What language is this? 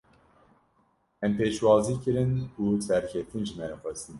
Kurdish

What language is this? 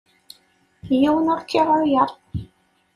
Kabyle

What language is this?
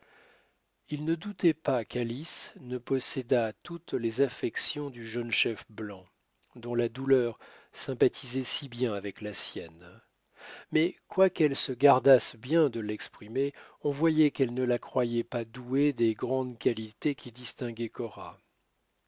French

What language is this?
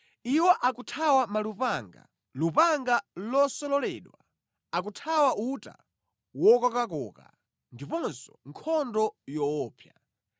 Nyanja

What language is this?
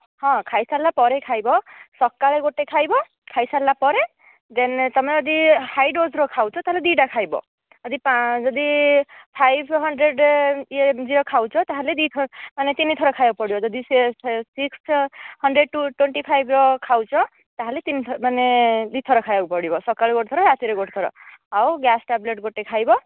Odia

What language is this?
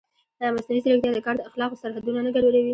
Pashto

